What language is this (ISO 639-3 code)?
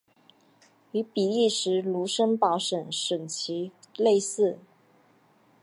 zho